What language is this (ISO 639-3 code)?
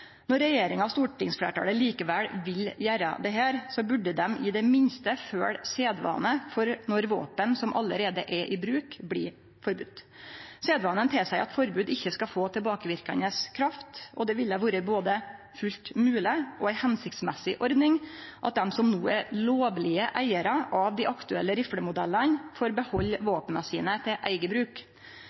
nno